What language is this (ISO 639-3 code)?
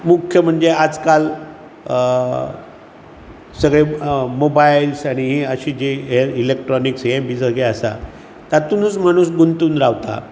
kok